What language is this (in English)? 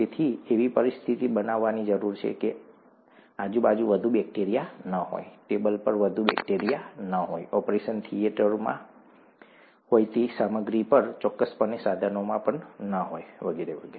Gujarati